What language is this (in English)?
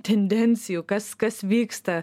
Lithuanian